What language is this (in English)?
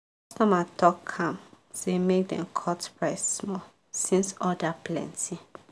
Nigerian Pidgin